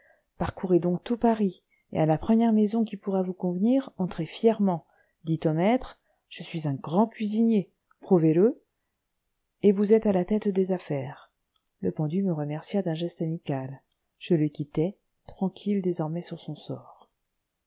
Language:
French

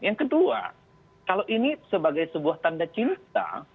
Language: Indonesian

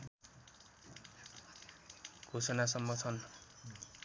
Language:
Nepali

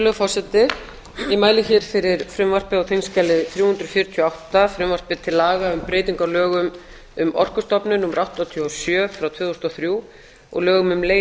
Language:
Icelandic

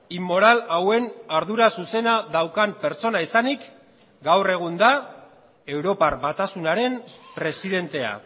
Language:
Basque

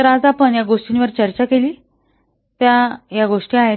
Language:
Marathi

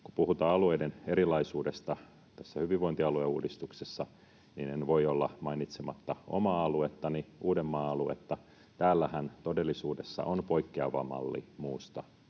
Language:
Finnish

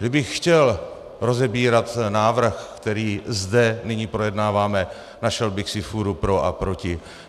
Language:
Czech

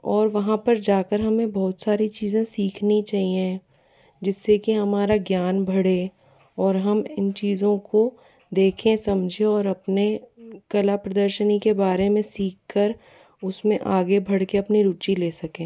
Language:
Hindi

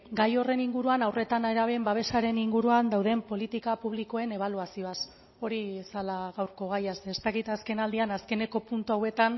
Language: Basque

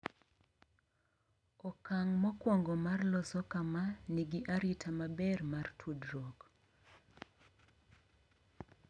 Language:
Luo (Kenya and Tanzania)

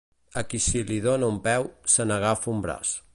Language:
Catalan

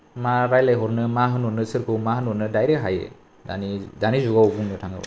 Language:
Bodo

